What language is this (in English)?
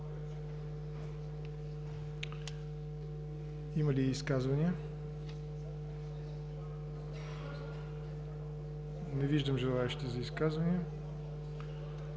Bulgarian